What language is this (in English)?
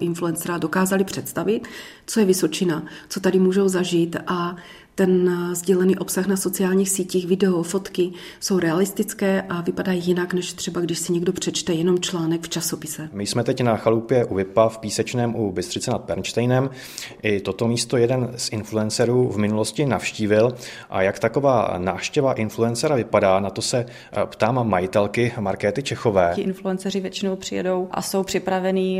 Czech